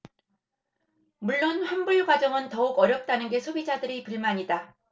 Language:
Korean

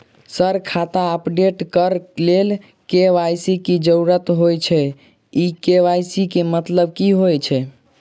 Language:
Maithili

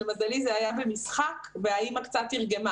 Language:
Hebrew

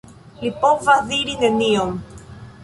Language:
Esperanto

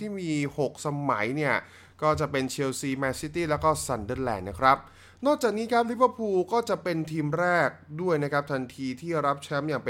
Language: Thai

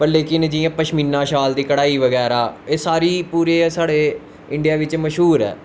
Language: Dogri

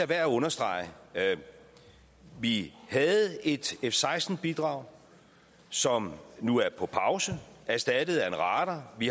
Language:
Danish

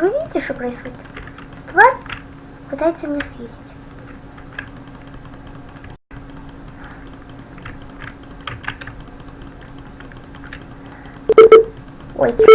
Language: Russian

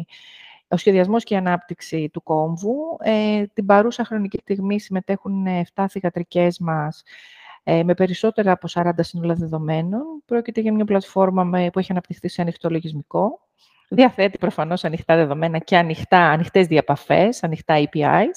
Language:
Greek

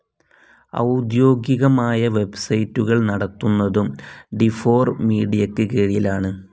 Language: Malayalam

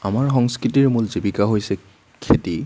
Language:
Assamese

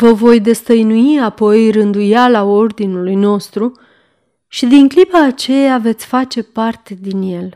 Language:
Romanian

